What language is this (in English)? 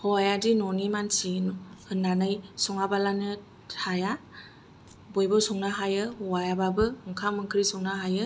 Bodo